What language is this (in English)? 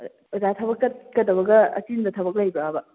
Manipuri